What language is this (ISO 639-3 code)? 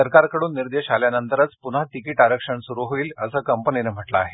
mar